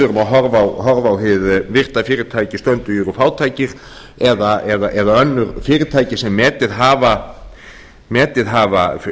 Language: Icelandic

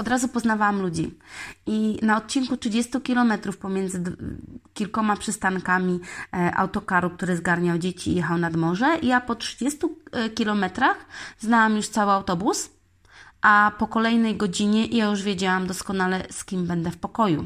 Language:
Polish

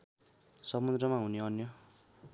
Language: Nepali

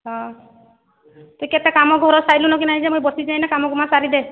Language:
Odia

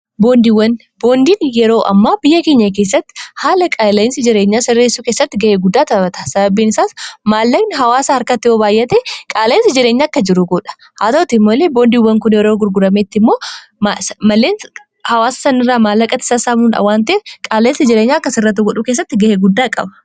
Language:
Oromo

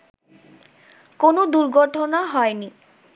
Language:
Bangla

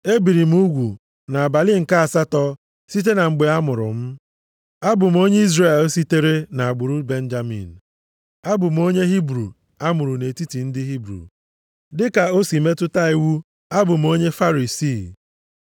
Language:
Igbo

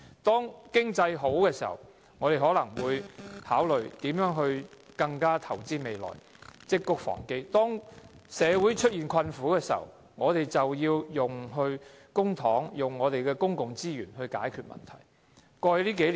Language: Cantonese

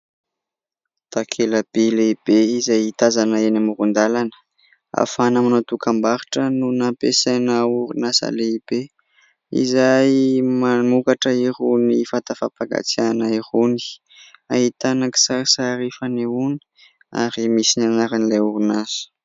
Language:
Malagasy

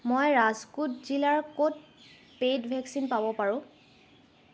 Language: Assamese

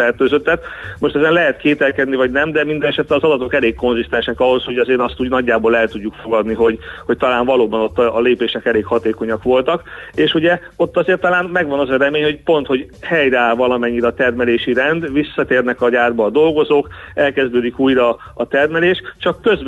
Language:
Hungarian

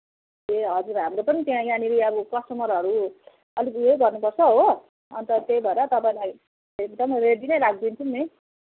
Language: Nepali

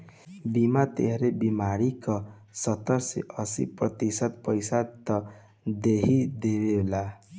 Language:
Bhojpuri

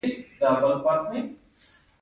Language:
Pashto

